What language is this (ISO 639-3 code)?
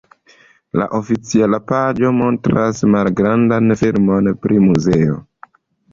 epo